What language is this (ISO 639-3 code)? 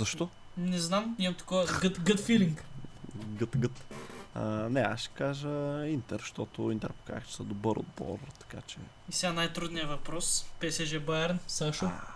bul